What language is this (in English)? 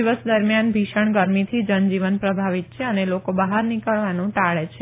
Gujarati